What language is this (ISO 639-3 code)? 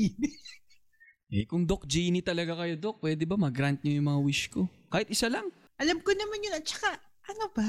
fil